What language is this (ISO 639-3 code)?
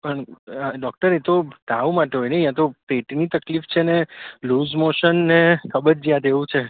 guj